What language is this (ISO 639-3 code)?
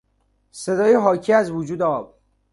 fas